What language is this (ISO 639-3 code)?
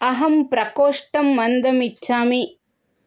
san